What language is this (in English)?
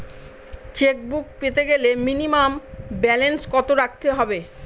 Bangla